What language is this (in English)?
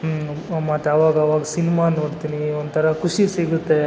Kannada